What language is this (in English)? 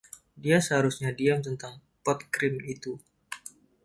Indonesian